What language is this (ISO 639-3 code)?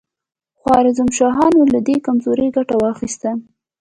pus